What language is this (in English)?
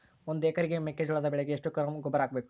Kannada